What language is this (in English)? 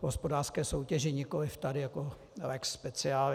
Czech